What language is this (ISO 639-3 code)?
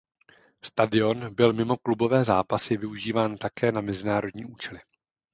ces